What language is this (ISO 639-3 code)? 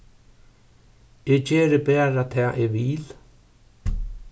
fao